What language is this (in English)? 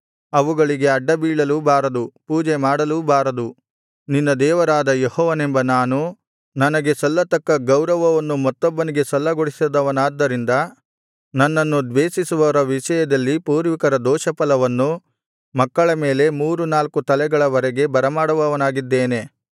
Kannada